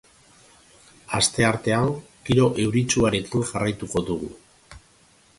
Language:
Basque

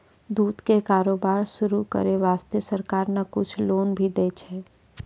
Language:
Maithili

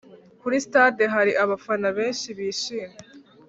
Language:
Kinyarwanda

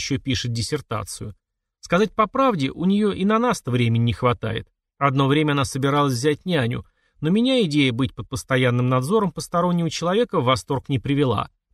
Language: Russian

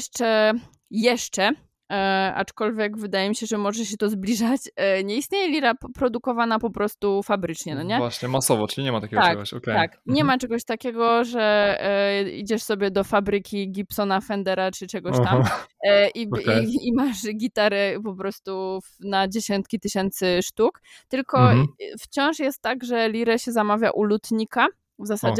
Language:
Polish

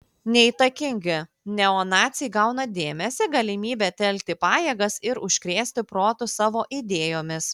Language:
Lithuanian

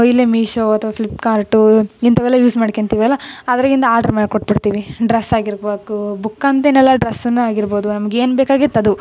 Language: Kannada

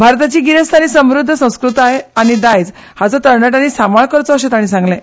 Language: Konkani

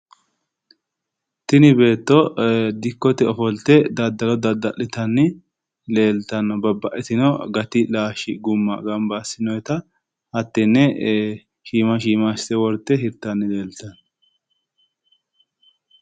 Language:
Sidamo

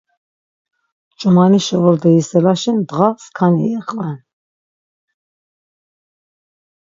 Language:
Laz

